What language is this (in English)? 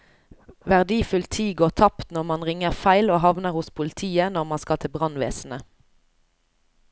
Norwegian